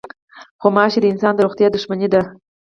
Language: Pashto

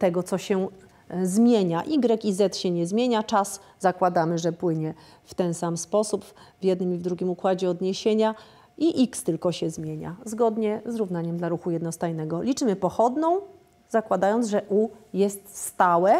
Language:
Polish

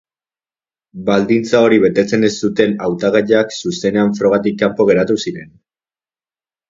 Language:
Basque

